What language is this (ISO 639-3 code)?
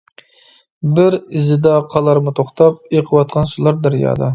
uig